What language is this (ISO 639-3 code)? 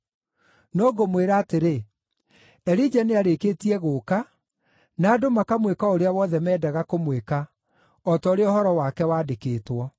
kik